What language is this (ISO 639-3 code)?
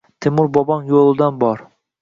uzb